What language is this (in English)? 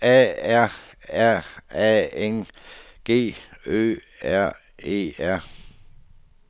Danish